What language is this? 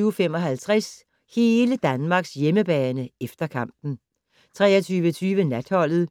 Danish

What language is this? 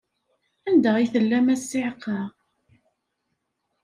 Kabyle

